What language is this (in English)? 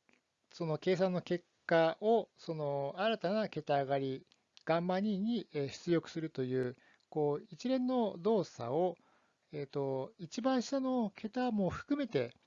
Japanese